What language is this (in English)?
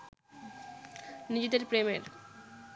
Bangla